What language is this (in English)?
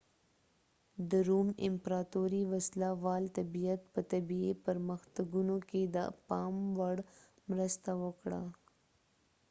Pashto